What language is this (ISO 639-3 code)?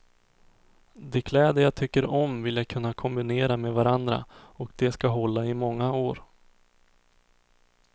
swe